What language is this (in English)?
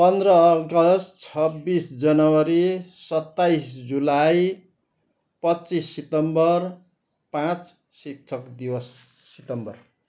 Nepali